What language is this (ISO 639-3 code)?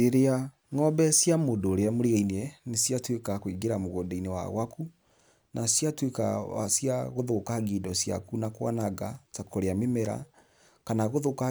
kik